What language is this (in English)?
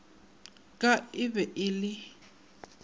Northern Sotho